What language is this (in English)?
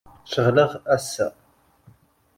Kabyle